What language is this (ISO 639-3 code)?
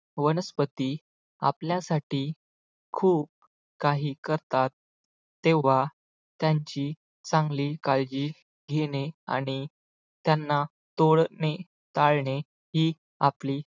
mar